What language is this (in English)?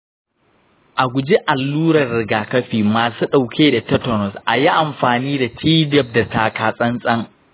Hausa